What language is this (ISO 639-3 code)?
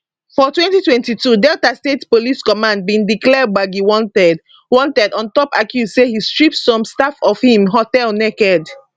pcm